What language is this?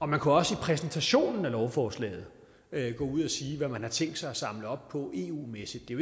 Danish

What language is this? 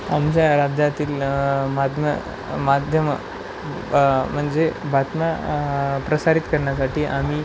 Marathi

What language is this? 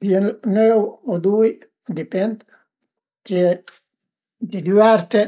Piedmontese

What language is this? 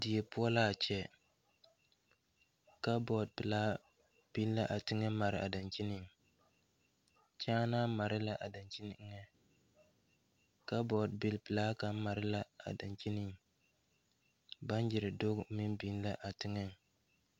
Southern Dagaare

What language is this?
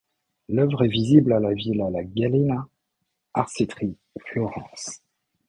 French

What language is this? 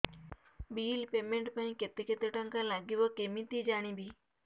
Odia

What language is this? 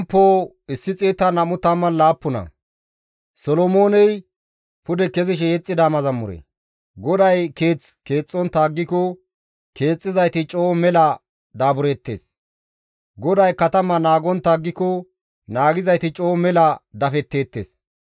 Gamo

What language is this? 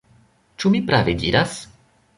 Esperanto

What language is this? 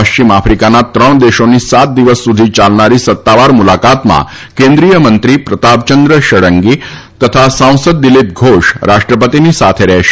Gujarati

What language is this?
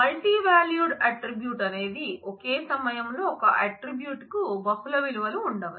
Telugu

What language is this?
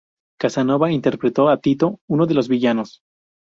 Spanish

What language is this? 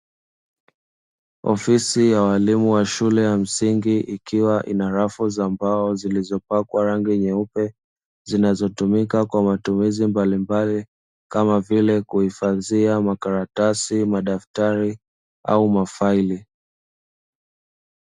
Swahili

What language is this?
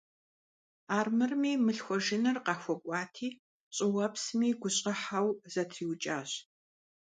Kabardian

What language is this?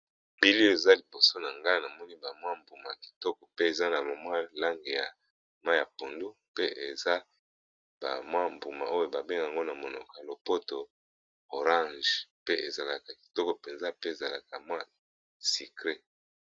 Lingala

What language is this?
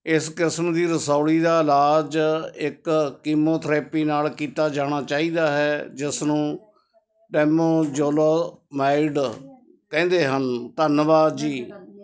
Punjabi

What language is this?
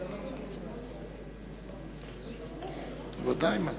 Hebrew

